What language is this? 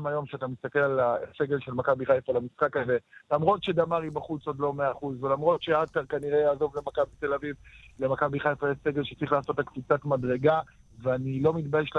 Hebrew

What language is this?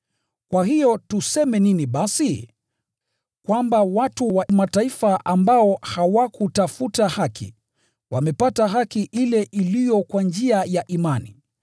Swahili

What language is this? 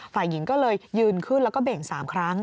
Thai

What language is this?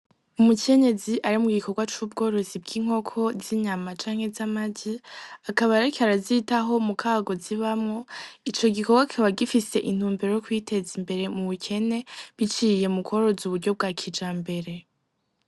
Rundi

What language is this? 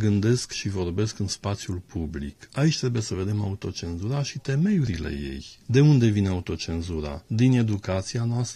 Romanian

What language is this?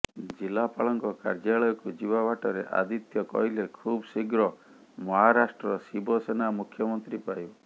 Odia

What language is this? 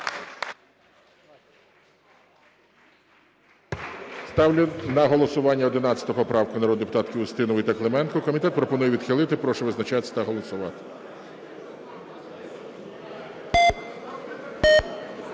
Ukrainian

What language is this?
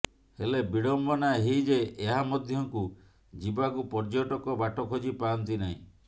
Odia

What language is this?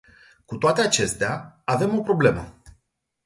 Romanian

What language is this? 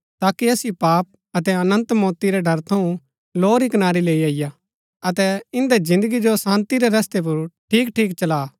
Gaddi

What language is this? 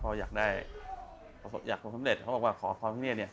Thai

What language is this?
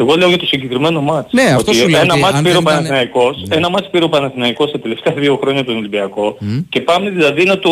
Greek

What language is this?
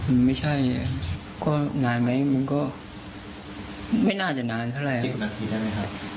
Thai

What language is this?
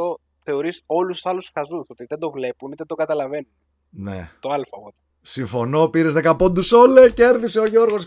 Greek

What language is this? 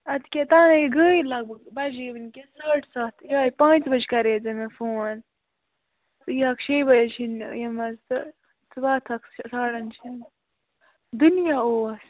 Kashmiri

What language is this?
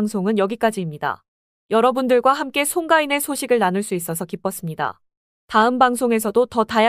Korean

